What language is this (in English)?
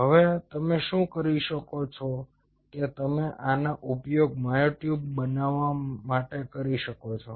Gujarati